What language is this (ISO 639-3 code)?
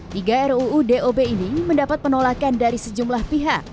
ind